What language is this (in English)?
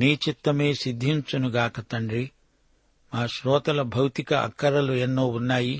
Telugu